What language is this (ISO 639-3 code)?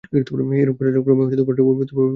ben